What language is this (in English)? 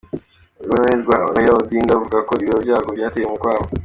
Kinyarwanda